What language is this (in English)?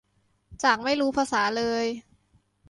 Thai